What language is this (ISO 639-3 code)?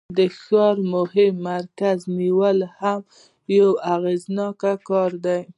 pus